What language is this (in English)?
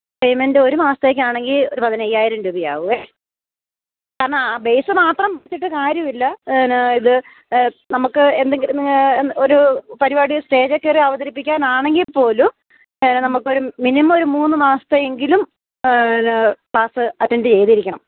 Malayalam